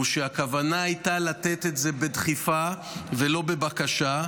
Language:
Hebrew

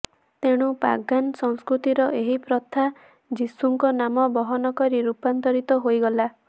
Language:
Odia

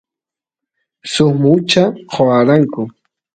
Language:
Santiago del Estero Quichua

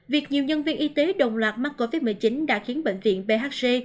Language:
Vietnamese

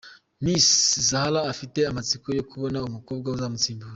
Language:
Kinyarwanda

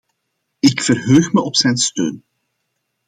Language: Dutch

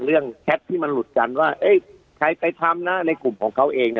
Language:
Thai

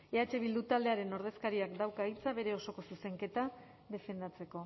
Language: Basque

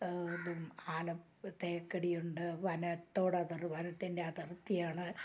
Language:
Malayalam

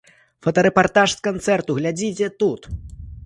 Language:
Belarusian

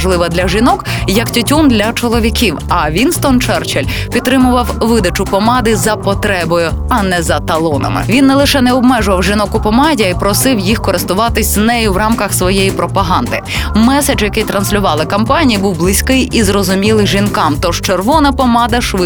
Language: Ukrainian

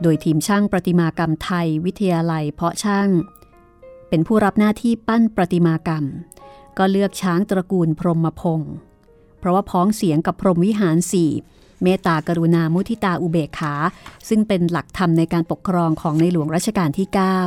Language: Thai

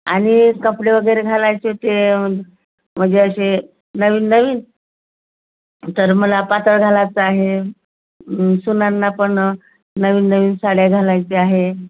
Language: Marathi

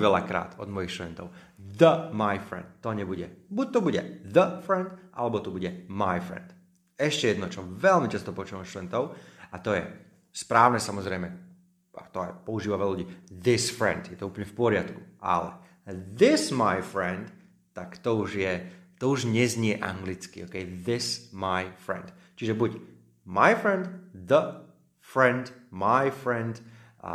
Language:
Slovak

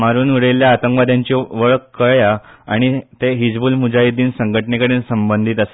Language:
Konkani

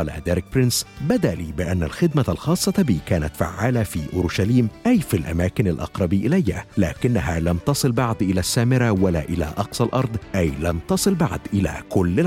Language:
Arabic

